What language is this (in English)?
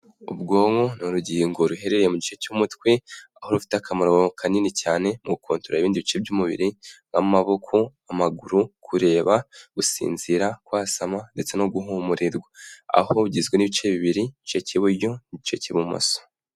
Kinyarwanda